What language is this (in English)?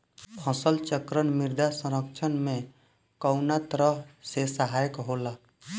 Bhojpuri